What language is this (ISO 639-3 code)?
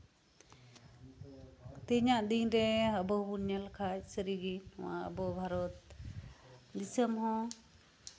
sat